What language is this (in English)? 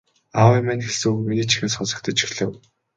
Mongolian